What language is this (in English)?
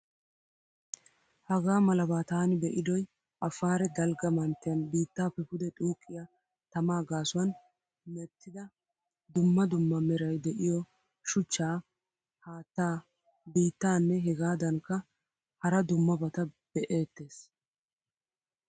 Wolaytta